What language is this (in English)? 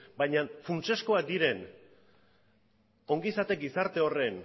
Basque